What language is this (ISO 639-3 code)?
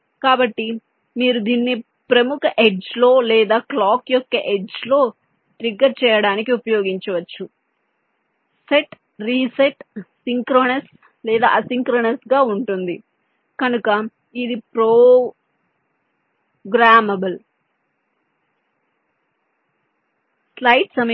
tel